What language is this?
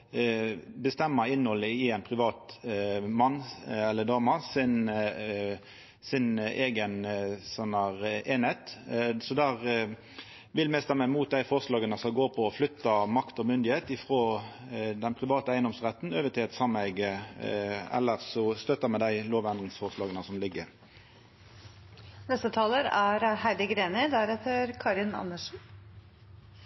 Norwegian Nynorsk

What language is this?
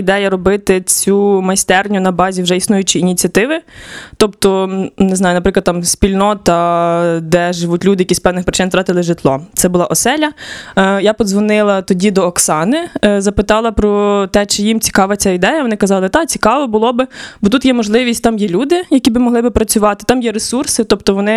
Ukrainian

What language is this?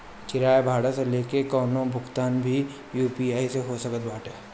Bhojpuri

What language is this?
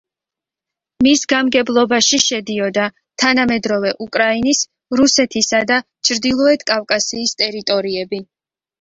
Georgian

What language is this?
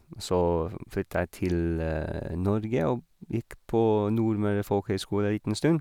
Norwegian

